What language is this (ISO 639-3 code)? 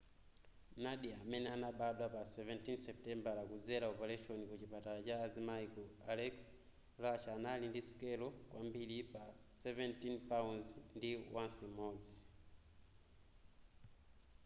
nya